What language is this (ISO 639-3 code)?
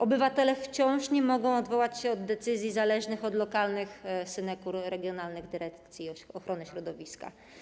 pol